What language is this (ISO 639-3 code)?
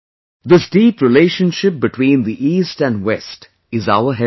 eng